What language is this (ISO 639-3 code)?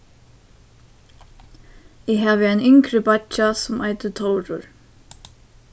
fao